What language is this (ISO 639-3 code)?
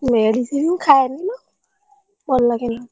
ori